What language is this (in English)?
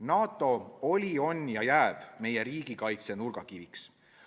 Estonian